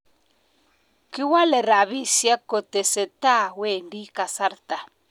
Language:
Kalenjin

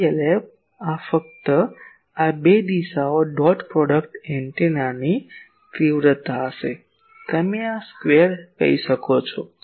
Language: Gujarati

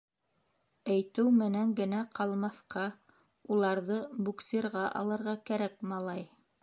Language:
Bashkir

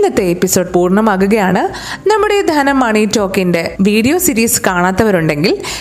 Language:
Malayalam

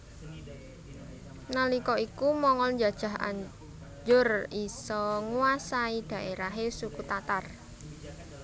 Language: Javanese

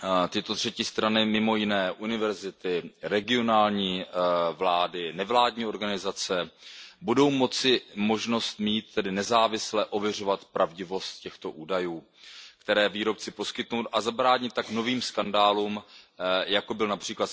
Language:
Czech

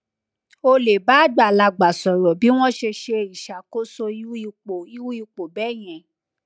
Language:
Yoruba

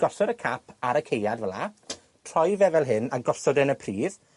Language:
Welsh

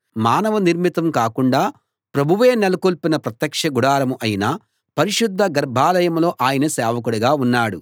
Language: Telugu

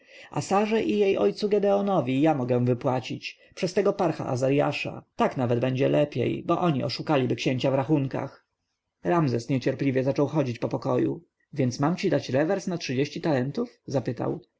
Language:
Polish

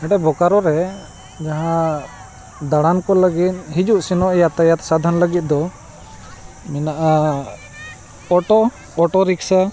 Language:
Santali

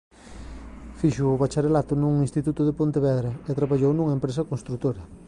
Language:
Galician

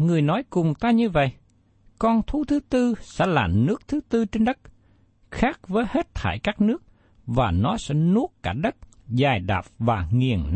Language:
Vietnamese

